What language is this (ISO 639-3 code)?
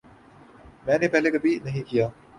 urd